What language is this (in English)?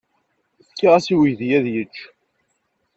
Kabyle